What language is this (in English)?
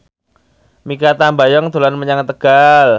Javanese